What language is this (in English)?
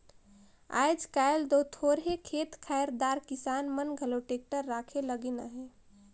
Chhattisgarhi